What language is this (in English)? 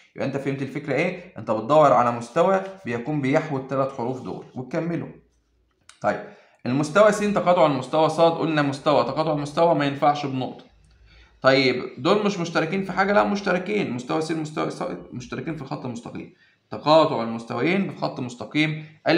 Arabic